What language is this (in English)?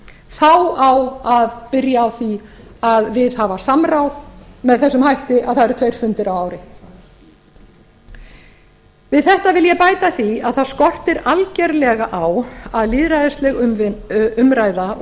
Icelandic